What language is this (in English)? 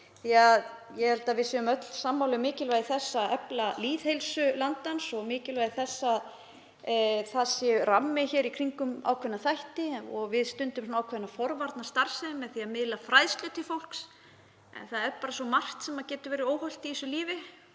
Icelandic